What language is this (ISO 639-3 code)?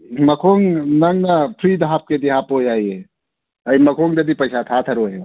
mni